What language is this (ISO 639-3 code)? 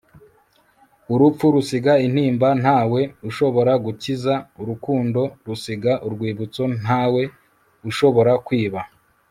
kin